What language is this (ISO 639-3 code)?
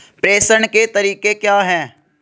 hin